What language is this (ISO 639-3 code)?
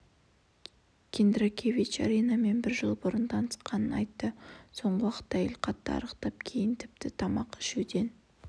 kaz